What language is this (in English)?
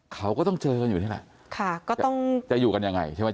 Thai